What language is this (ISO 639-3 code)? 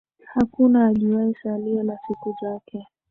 swa